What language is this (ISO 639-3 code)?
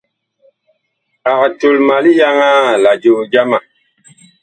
bkh